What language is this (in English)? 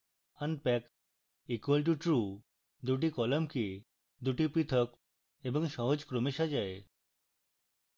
Bangla